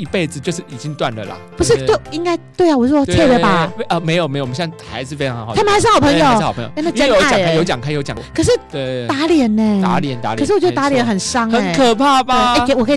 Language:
Chinese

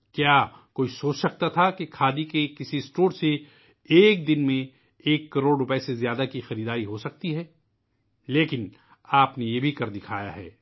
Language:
Urdu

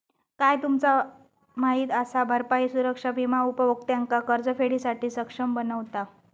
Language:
Marathi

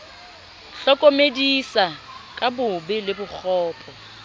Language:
Southern Sotho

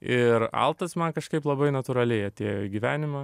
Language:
Lithuanian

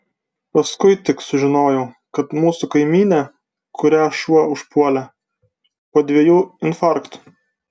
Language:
Lithuanian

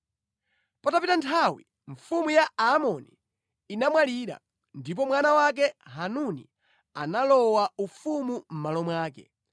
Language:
Nyanja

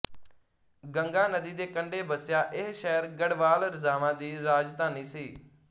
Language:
Punjabi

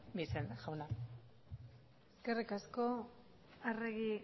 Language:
Basque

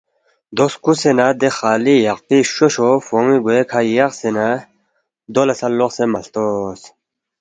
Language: Balti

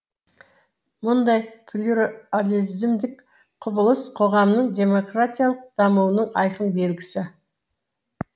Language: Kazakh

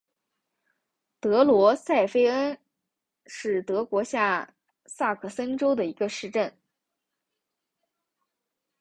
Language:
Chinese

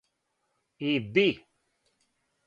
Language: Serbian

